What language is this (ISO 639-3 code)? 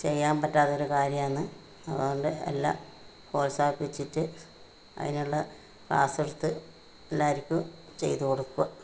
mal